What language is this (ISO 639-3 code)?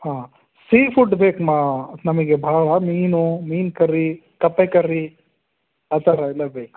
kan